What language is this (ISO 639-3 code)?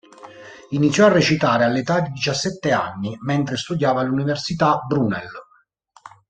ita